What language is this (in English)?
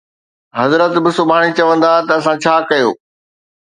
Sindhi